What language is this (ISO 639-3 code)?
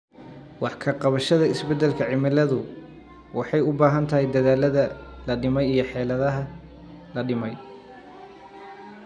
som